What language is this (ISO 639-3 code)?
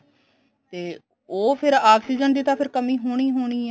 pan